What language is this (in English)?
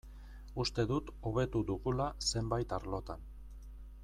Basque